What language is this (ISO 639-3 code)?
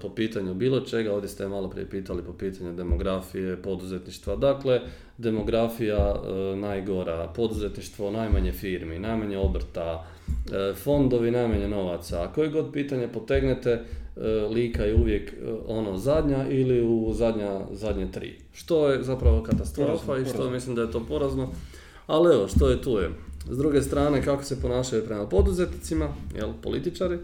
hrv